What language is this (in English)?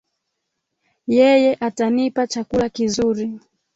Swahili